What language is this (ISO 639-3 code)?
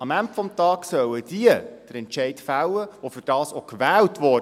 gsw